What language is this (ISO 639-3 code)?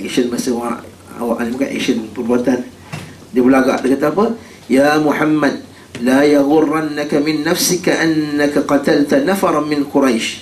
msa